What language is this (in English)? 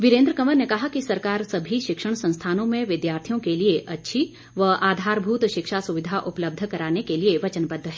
Hindi